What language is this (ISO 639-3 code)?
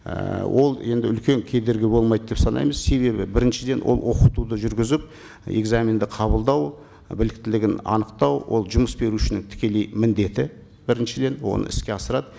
kaz